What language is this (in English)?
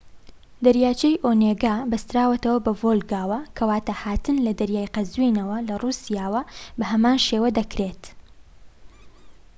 Central Kurdish